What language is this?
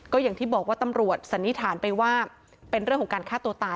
Thai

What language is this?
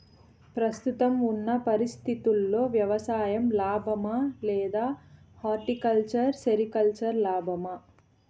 Telugu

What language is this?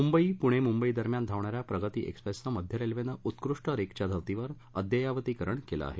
Marathi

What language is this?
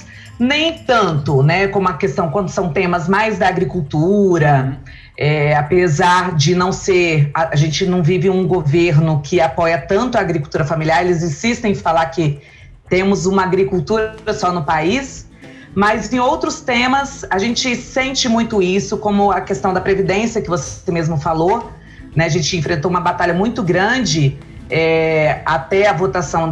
Portuguese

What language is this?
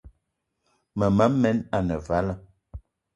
Eton (Cameroon)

